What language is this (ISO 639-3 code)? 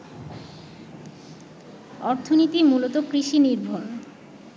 ben